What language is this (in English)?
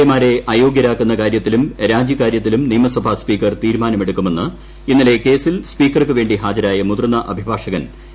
Malayalam